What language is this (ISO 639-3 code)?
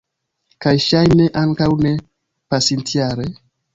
epo